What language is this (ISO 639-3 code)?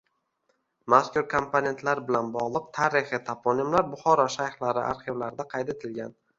uzb